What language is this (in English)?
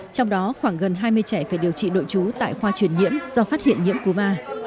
Vietnamese